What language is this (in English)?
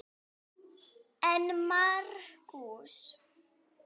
Icelandic